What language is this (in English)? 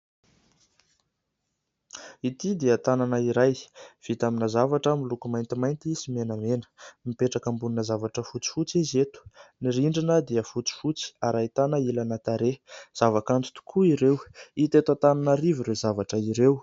Malagasy